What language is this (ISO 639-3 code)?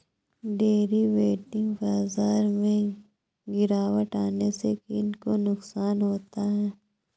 hin